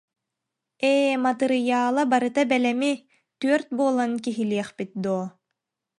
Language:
Yakut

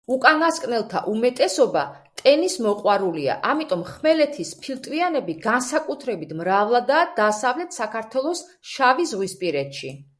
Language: Georgian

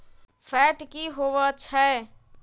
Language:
Magahi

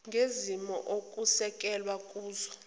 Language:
Zulu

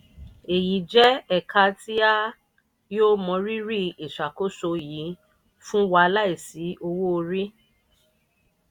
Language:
Yoruba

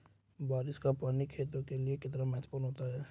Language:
Hindi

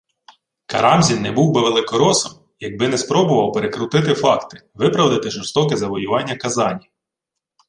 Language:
Ukrainian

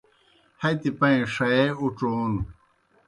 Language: Kohistani Shina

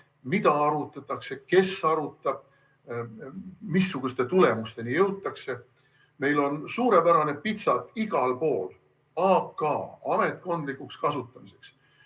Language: Estonian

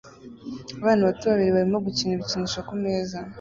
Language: Kinyarwanda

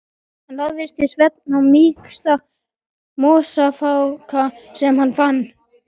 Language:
Icelandic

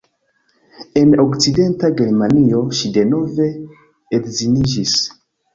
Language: Esperanto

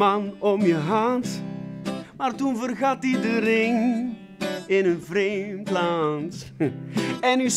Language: Dutch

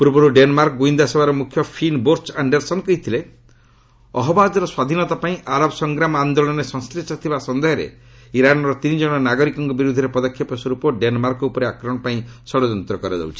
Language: Odia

